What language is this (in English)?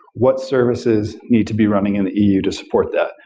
English